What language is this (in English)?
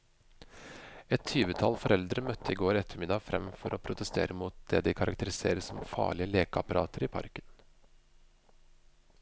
Norwegian